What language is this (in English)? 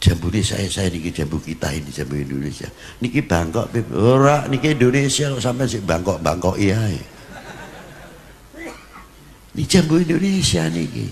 Indonesian